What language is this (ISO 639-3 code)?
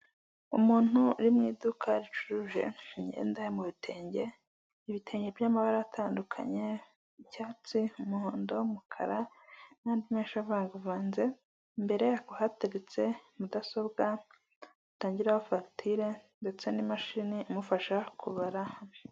kin